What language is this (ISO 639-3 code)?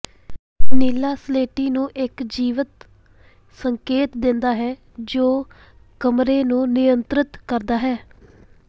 pan